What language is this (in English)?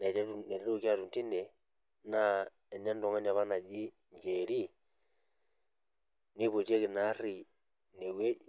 Masai